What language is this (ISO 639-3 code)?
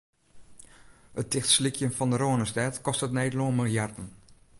fry